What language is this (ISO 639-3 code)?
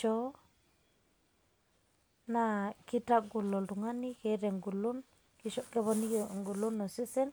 mas